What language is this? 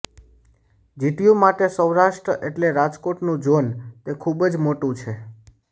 Gujarati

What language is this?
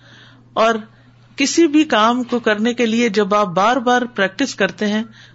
Urdu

